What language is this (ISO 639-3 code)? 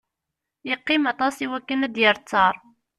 kab